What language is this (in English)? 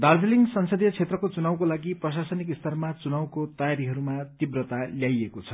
Nepali